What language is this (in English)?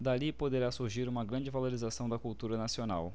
Portuguese